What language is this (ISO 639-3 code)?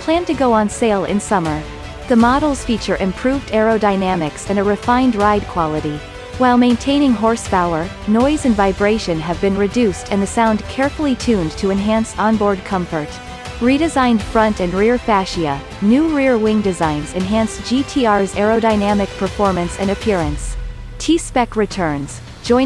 eng